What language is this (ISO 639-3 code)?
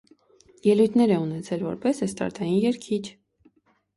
hye